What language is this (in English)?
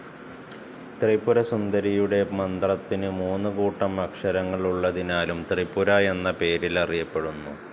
Malayalam